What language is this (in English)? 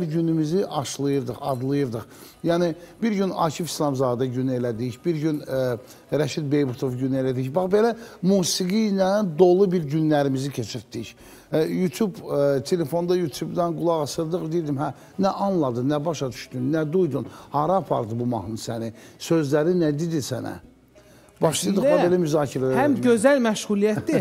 Turkish